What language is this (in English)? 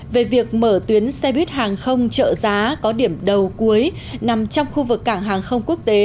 Vietnamese